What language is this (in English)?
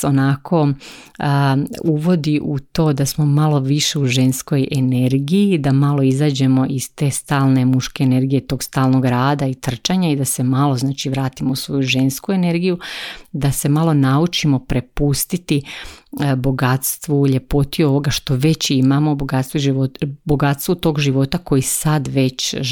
Croatian